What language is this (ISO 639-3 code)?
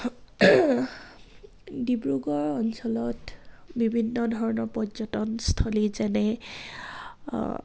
asm